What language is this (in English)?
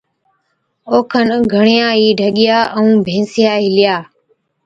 Od